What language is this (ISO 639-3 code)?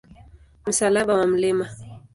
swa